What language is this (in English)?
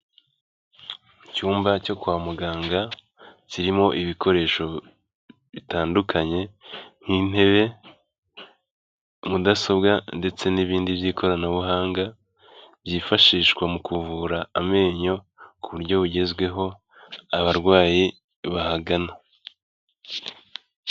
Kinyarwanda